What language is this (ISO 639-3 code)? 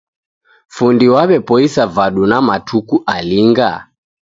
dav